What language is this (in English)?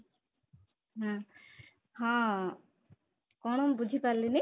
Odia